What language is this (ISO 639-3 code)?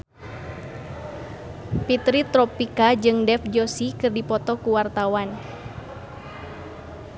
sun